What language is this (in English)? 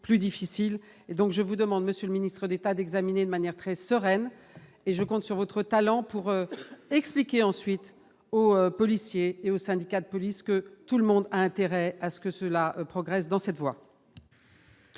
French